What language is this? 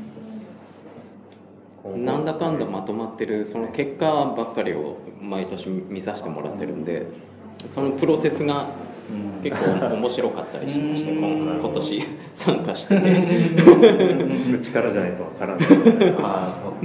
Japanese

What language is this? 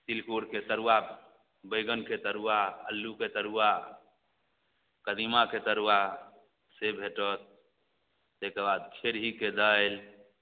Maithili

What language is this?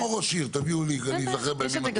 Hebrew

